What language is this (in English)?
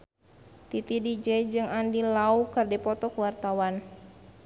Sundanese